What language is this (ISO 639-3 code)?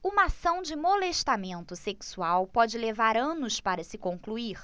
por